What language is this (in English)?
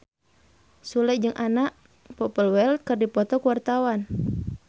Sundanese